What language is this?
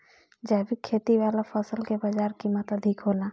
Bhojpuri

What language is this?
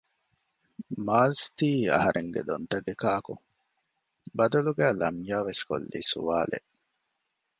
Divehi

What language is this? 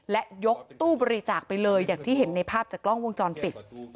Thai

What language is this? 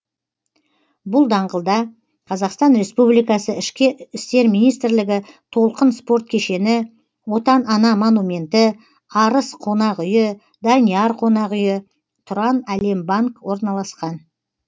Kazakh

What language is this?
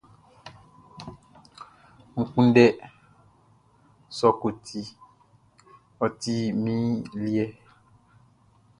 Baoulé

